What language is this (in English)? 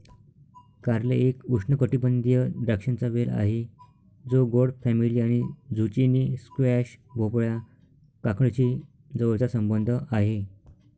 Marathi